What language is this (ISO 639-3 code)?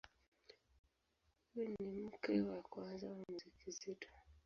swa